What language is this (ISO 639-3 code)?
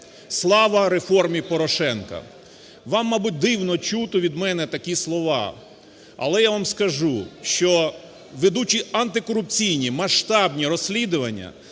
ukr